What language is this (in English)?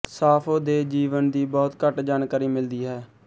Punjabi